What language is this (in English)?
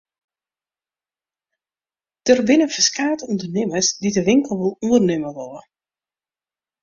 Western Frisian